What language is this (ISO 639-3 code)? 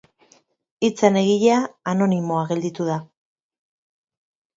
eus